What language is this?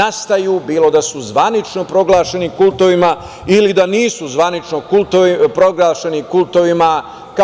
Serbian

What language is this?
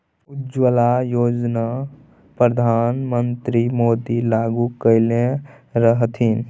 Maithili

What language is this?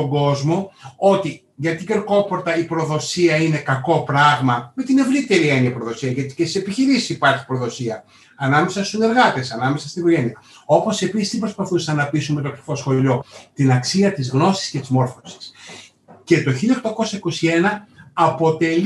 Greek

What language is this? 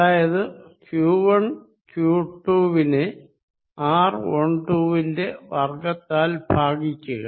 Malayalam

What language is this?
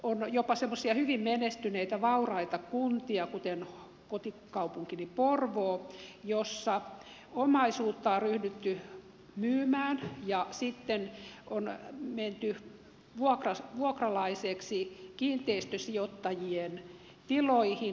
Finnish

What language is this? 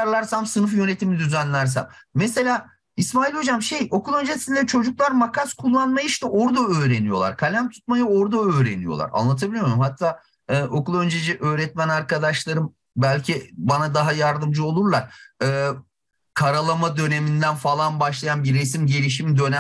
Turkish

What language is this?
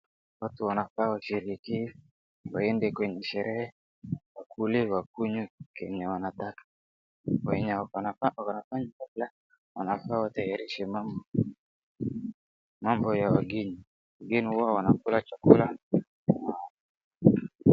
Swahili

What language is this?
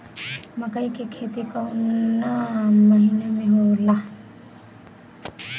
Bhojpuri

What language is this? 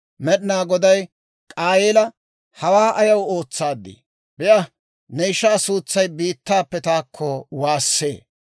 Dawro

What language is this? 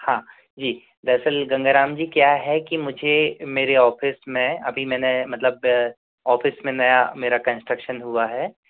Hindi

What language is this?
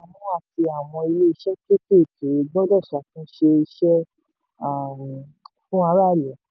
Yoruba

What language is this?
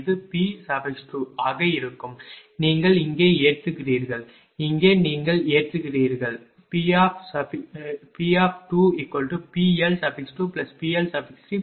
Tamil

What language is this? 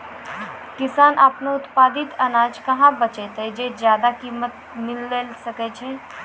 Maithili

